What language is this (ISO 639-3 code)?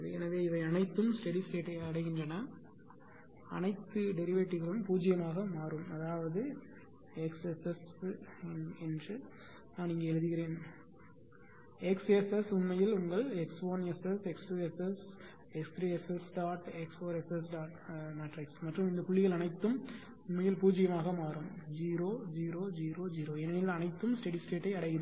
tam